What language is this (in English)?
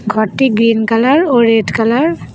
Bangla